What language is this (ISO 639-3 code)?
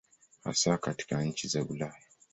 swa